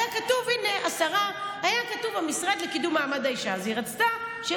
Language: Hebrew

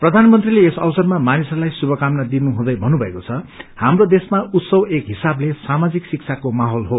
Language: Nepali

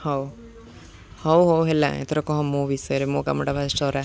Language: Odia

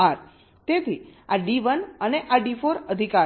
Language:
Gujarati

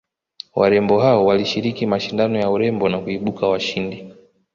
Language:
Swahili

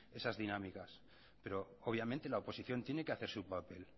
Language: Spanish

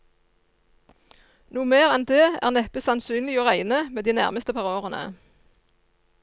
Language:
Norwegian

